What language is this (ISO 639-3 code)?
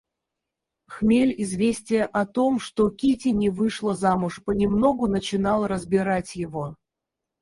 rus